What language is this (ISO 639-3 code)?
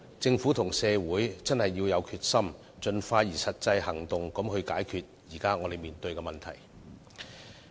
yue